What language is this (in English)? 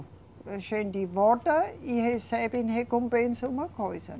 Portuguese